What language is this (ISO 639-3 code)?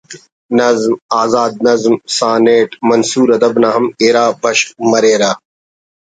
brh